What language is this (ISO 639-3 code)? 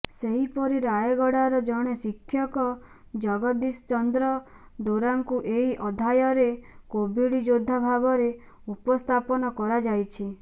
ori